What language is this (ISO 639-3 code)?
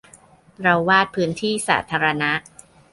tha